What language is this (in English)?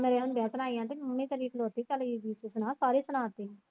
Punjabi